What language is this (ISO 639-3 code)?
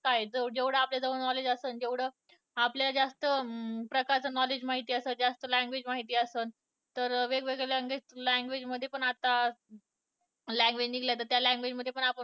mar